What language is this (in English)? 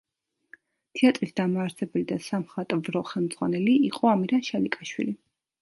Georgian